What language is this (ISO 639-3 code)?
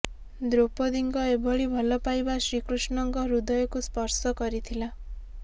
ori